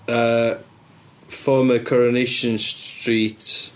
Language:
Welsh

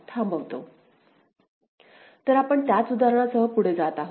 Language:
Marathi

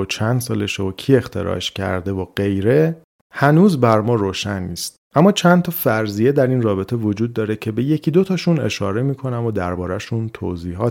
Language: Persian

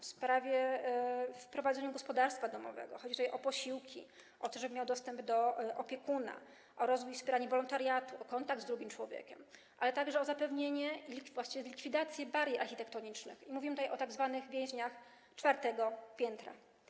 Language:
Polish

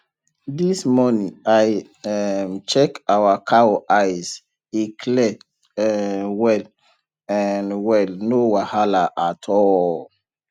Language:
Nigerian Pidgin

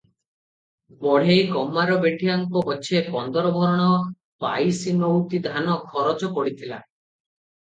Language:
Odia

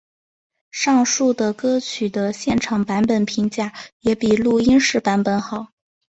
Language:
Chinese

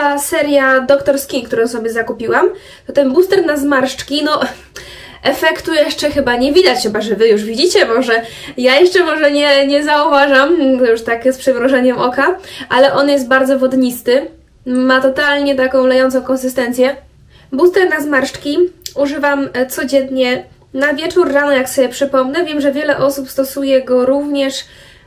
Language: Polish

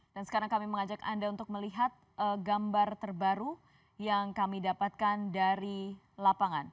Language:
Indonesian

